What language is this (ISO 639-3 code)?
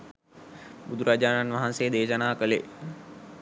sin